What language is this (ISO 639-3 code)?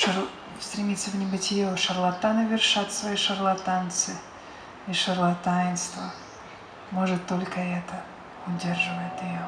rus